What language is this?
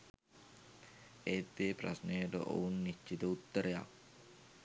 Sinhala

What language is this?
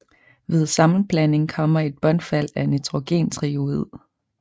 Danish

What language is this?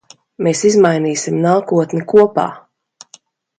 Latvian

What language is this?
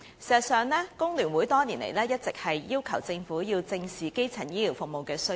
Cantonese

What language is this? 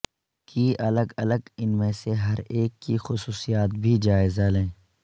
Urdu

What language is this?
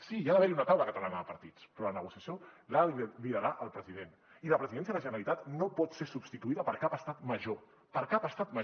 Catalan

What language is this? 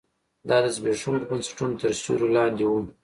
Pashto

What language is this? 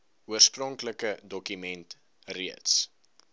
Afrikaans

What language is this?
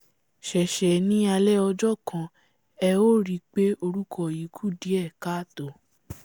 Yoruba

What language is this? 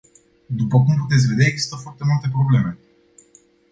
Romanian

